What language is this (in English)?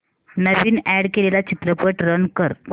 Marathi